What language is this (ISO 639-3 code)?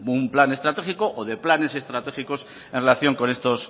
spa